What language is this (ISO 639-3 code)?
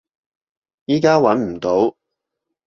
yue